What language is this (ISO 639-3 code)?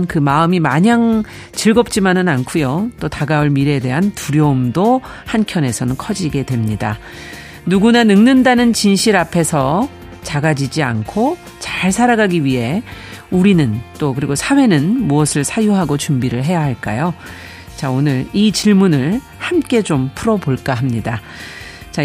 kor